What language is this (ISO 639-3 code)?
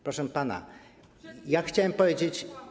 pol